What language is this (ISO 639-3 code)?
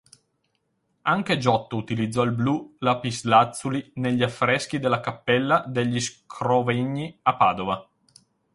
ita